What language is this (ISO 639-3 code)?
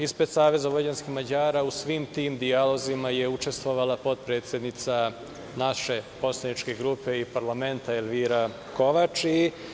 srp